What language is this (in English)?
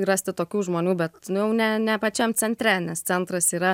Lithuanian